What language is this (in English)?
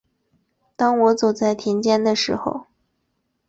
Chinese